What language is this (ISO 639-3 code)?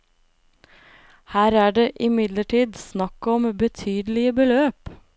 nor